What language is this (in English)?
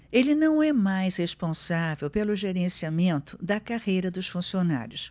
Portuguese